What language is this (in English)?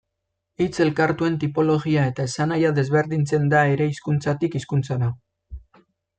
Basque